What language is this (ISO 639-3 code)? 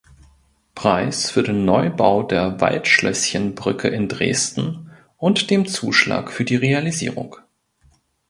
deu